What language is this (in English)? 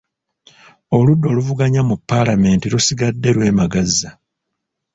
Ganda